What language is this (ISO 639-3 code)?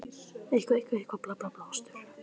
isl